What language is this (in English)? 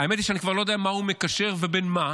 Hebrew